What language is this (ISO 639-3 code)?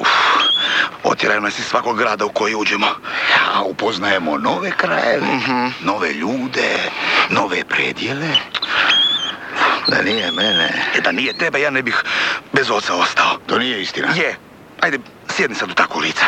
hrv